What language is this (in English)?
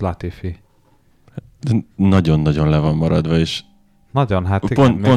Hungarian